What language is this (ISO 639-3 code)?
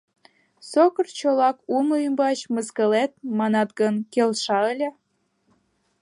chm